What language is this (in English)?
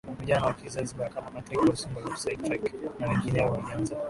Swahili